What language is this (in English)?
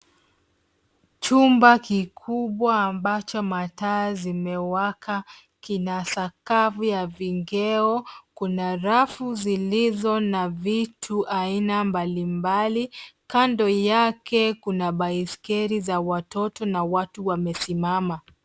Swahili